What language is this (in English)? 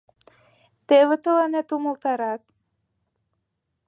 Mari